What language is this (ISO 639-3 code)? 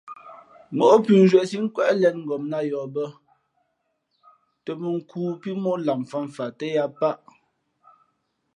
fmp